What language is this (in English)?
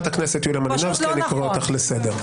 Hebrew